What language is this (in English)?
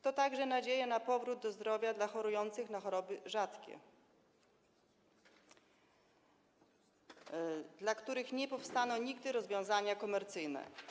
Polish